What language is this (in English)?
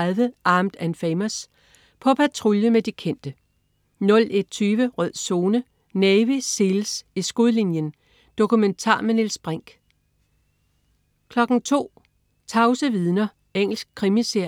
Danish